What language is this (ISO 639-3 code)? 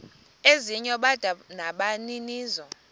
xho